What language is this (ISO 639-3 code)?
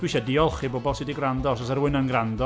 cym